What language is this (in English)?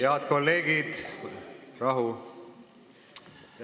Estonian